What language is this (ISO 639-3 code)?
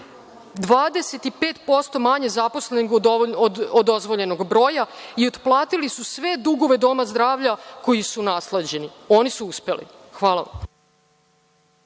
srp